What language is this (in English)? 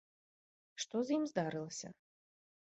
Belarusian